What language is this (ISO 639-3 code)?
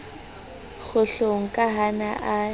sot